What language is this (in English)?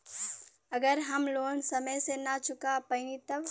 Bhojpuri